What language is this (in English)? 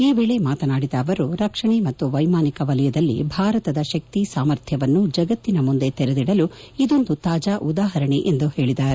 Kannada